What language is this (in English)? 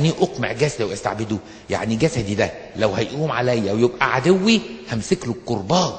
Arabic